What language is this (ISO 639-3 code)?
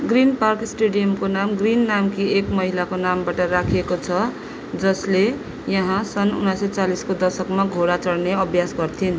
nep